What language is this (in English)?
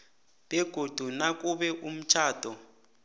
South Ndebele